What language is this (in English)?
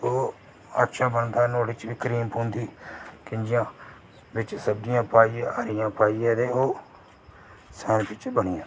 Dogri